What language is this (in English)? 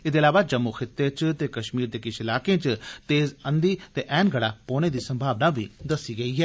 Dogri